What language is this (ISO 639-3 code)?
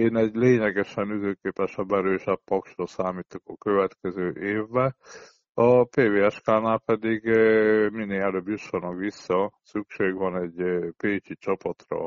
hun